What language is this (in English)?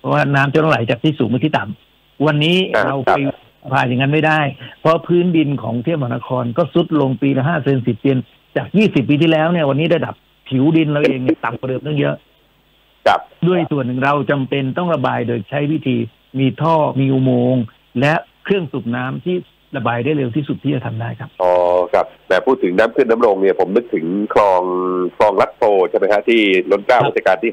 Thai